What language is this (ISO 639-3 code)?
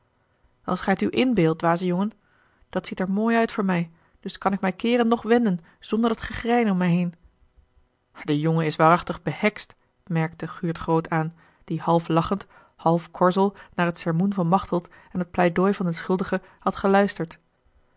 nld